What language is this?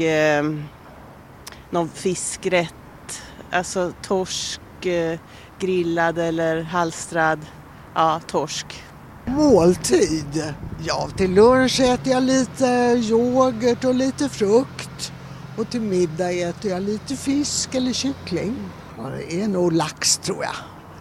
Swedish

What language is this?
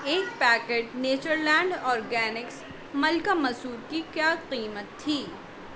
Urdu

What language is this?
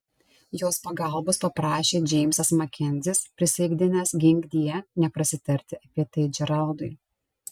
Lithuanian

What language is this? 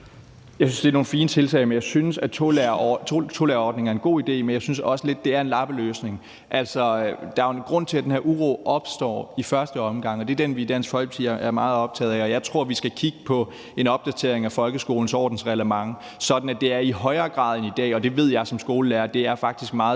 Danish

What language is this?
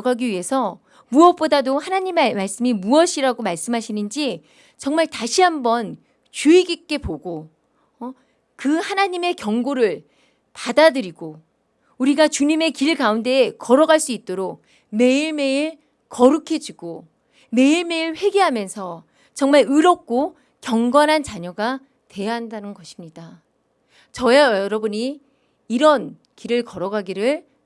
Korean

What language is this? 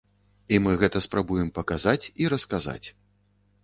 Belarusian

